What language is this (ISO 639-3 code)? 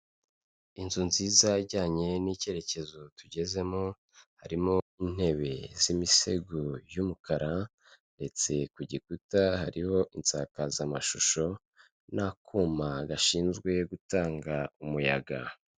kin